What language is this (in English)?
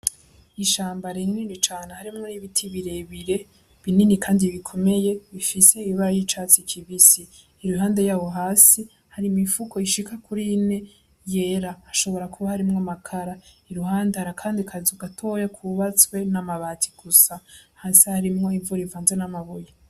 Rundi